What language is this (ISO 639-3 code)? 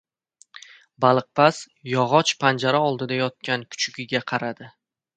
uzb